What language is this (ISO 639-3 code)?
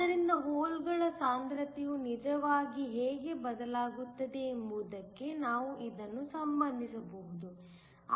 kan